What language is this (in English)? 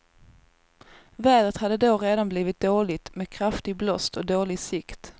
Swedish